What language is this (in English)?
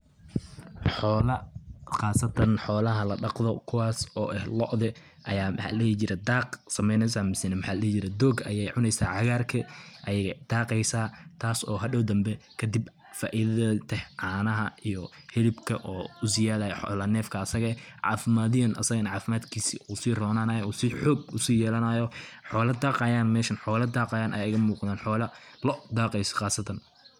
Somali